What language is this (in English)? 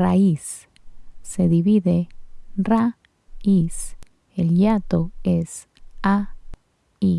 Spanish